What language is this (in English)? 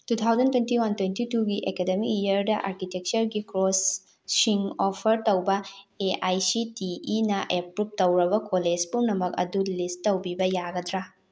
Manipuri